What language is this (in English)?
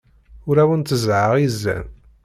Kabyle